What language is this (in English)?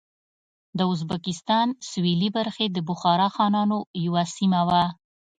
Pashto